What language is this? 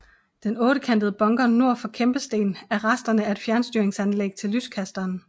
Danish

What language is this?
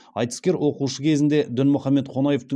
Kazakh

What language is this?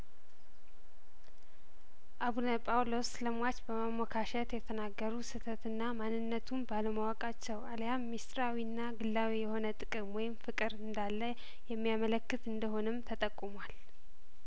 Amharic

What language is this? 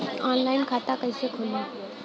Bhojpuri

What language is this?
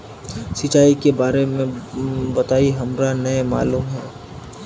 Magahi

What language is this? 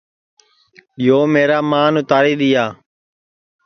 Sansi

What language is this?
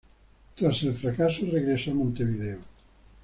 Spanish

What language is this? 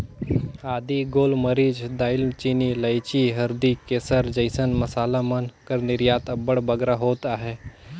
Chhattisgarhi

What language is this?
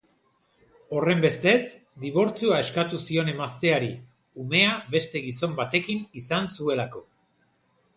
Basque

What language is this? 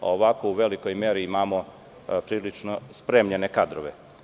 Serbian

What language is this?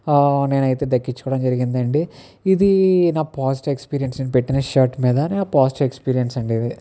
Telugu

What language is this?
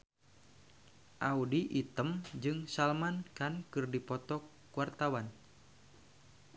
Sundanese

